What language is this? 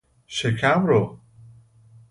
Persian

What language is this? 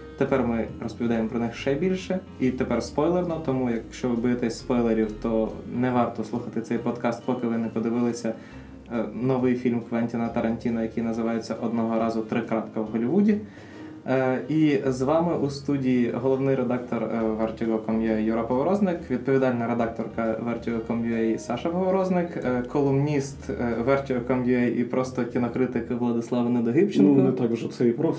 Ukrainian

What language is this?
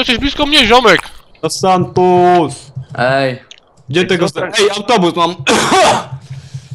Polish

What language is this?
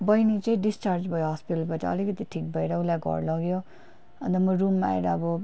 Nepali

